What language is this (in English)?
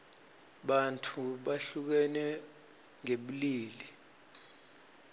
Swati